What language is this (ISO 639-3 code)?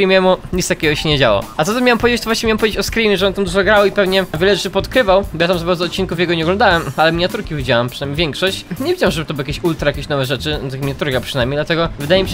pol